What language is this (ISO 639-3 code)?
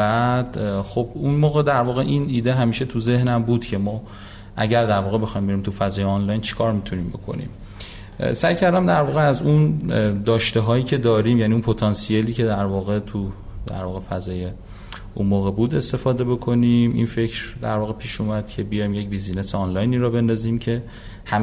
fas